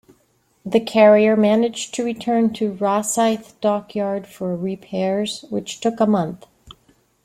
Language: English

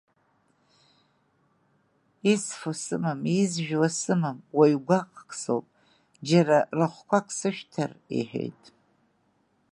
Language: Abkhazian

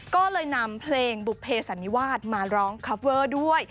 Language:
Thai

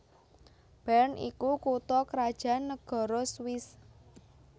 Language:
Javanese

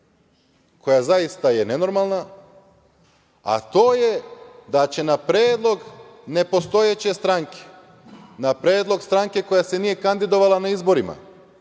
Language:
Serbian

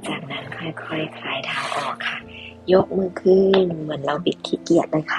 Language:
Thai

